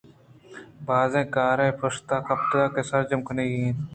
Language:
Eastern Balochi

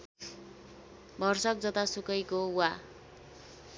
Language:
Nepali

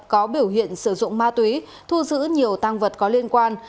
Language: Vietnamese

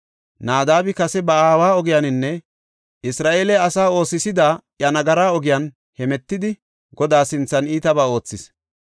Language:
Gofa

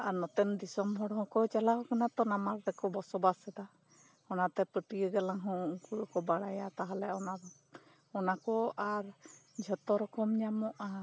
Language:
Santali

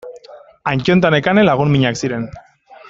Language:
Basque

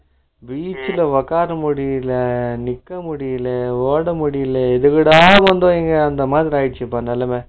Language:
Tamil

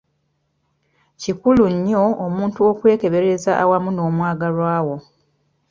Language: Ganda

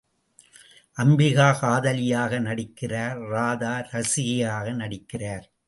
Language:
Tamil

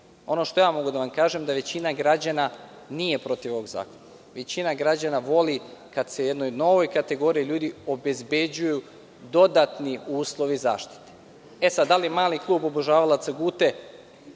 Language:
Serbian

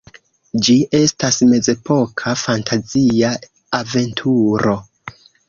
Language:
Esperanto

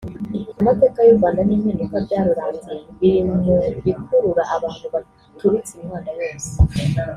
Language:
Kinyarwanda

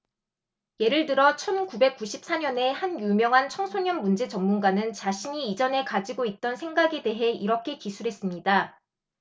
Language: Korean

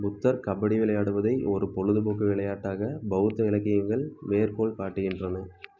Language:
Tamil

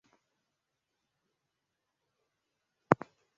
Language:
Swahili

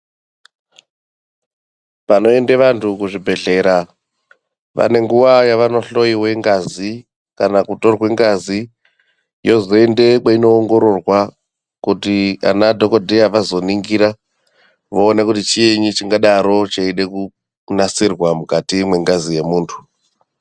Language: Ndau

